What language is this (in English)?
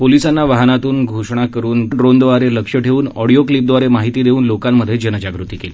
Marathi